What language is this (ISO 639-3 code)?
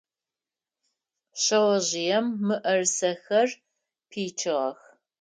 ady